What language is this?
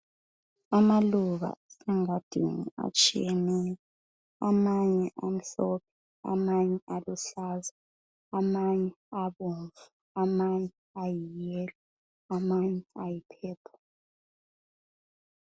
North Ndebele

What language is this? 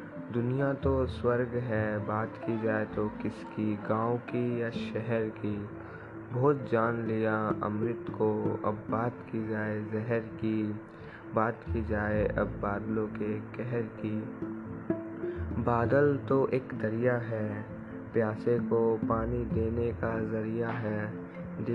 Hindi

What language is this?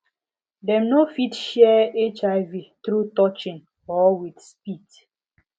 Nigerian Pidgin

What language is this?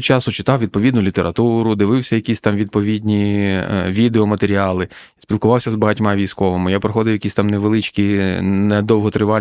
Ukrainian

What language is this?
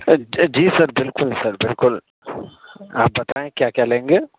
Urdu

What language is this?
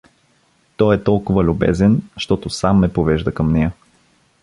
Bulgarian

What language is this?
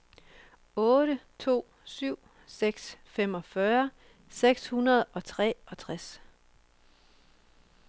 Danish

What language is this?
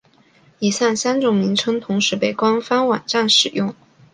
Chinese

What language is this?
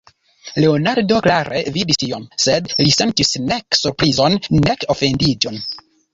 Esperanto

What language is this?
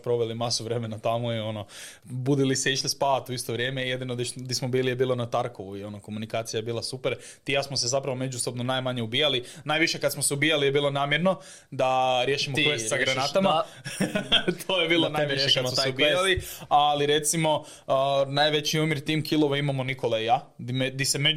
Croatian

